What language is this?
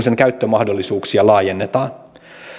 Finnish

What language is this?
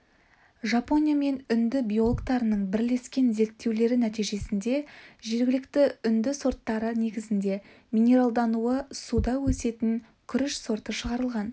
Kazakh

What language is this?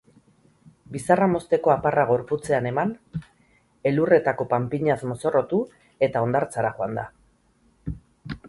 Basque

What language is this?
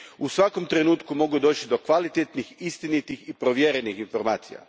Croatian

